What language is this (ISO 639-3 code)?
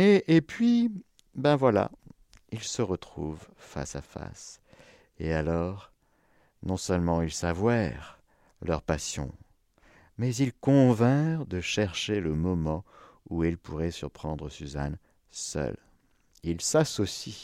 fra